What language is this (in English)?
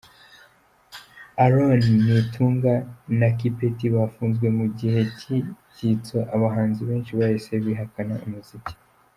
Kinyarwanda